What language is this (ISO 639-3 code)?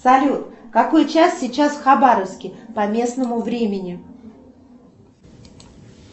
rus